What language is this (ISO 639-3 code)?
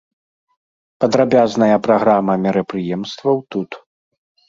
bel